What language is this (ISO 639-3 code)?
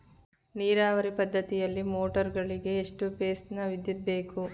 kan